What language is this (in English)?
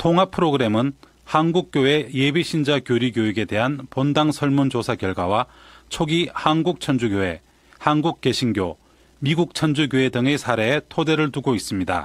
Korean